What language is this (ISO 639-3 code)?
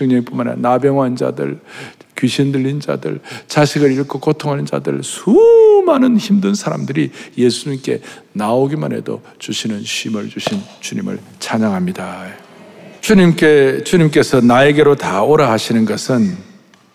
kor